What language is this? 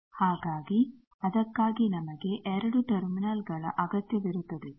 Kannada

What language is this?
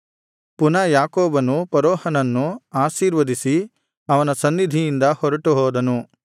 Kannada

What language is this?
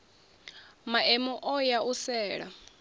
Venda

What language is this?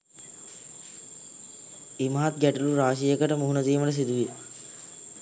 Sinhala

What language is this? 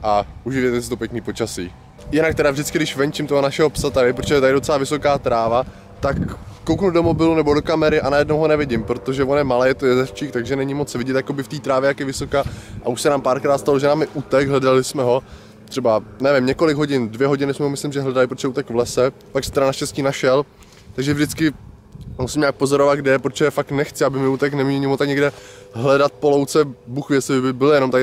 Czech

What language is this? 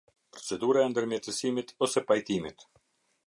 Albanian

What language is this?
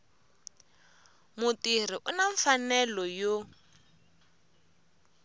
Tsonga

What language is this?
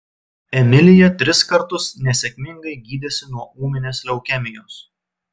Lithuanian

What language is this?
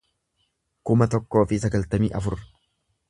Oromo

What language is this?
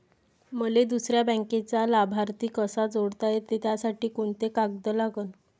Marathi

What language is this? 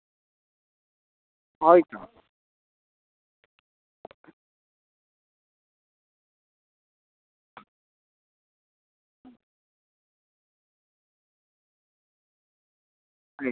Santali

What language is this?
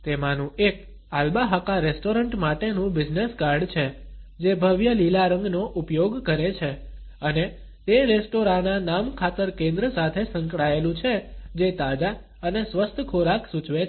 Gujarati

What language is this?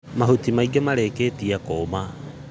Kikuyu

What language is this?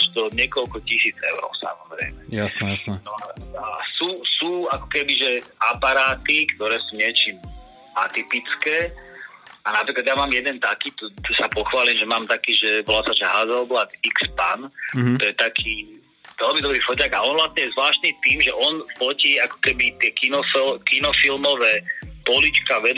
Slovak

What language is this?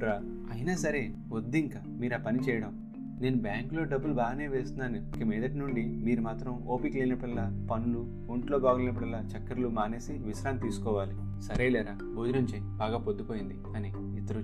Telugu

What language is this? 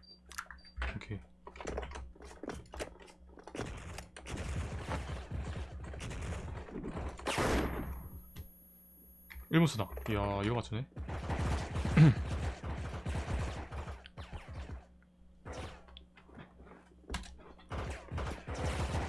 Korean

